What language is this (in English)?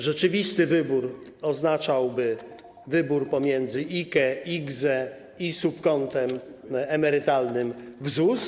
Polish